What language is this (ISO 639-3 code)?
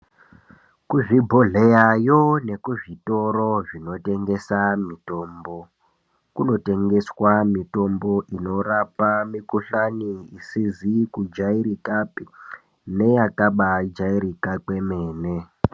ndc